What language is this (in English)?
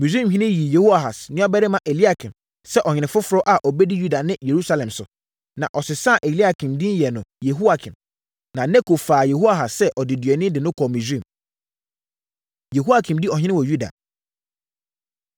Akan